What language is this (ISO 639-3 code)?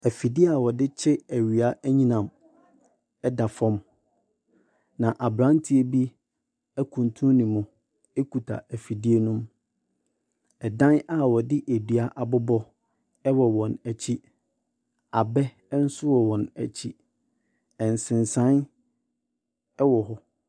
aka